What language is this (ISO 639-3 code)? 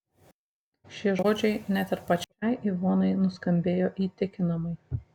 lit